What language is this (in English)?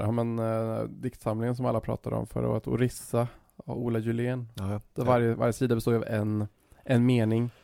Swedish